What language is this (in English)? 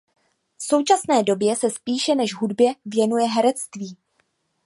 Czech